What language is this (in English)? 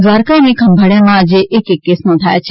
Gujarati